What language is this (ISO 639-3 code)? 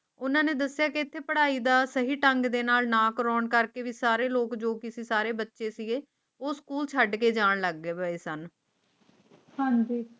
pan